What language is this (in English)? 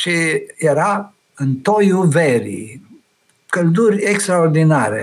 Romanian